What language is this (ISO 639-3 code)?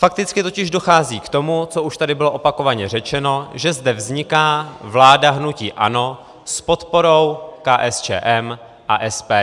ces